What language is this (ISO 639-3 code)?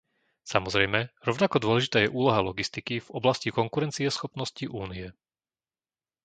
slk